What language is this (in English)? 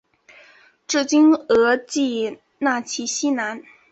Chinese